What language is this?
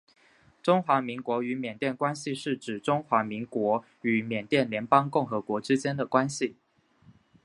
Chinese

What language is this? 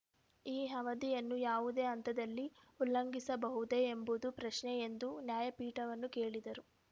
Kannada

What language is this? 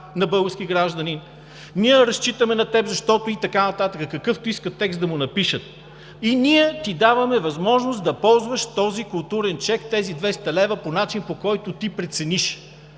Bulgarian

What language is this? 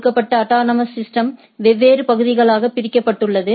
Tamil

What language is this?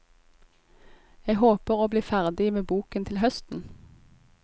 Norwegian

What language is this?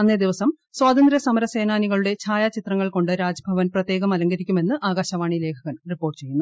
Malayalam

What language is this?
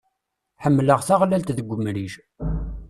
Kabyle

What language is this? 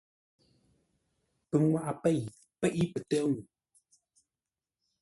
Ngombale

